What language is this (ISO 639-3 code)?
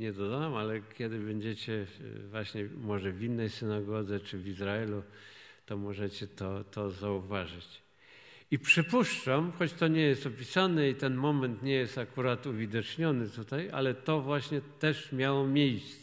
pol